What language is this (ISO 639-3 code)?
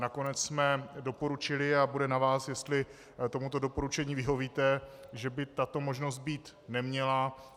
ces